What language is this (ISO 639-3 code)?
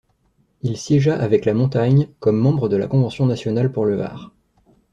fra